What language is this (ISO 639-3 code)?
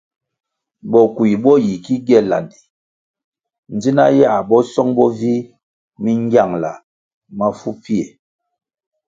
nmg